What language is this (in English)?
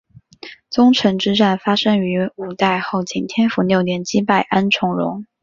Chinese